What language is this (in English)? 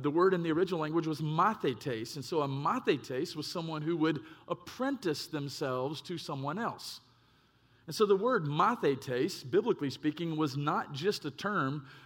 English